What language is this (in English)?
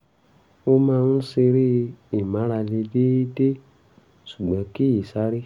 Yoruba